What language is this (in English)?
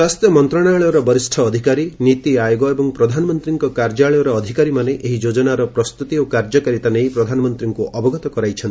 Odia